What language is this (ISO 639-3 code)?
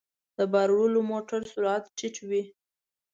pus